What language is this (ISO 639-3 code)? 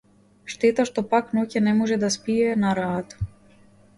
mkd